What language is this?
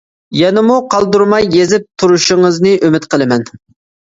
Uyghur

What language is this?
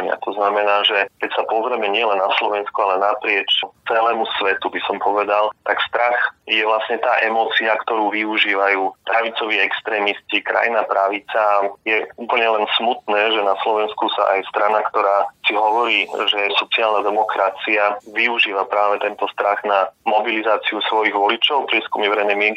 Slovak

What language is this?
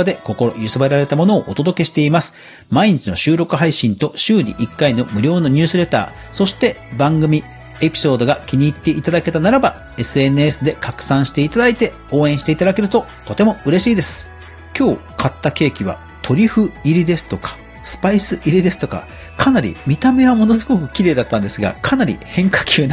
Japanese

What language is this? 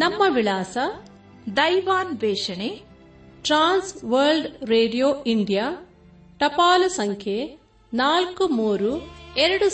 Kannada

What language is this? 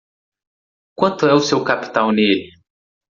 Portuguese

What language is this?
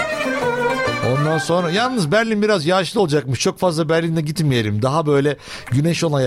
Turkish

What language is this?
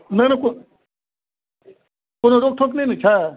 Maithili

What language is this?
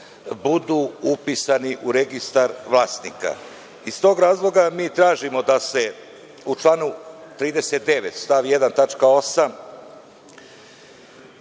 Serbian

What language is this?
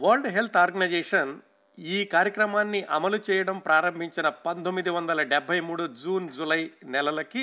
Telugu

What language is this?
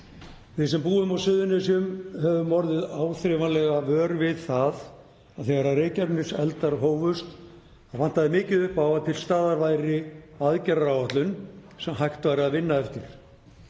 Icelandic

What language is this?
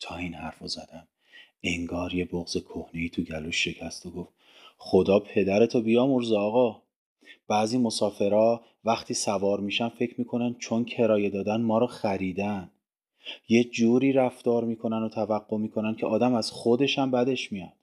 Persian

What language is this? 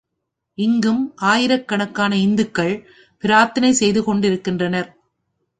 Tamil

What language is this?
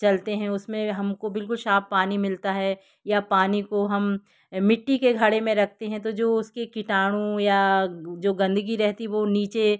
Hindi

